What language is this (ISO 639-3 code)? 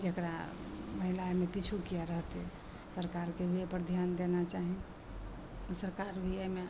mai